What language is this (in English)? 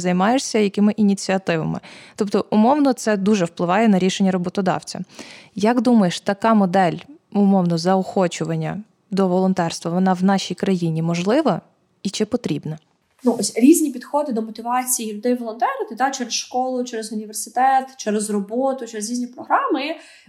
Ukrainian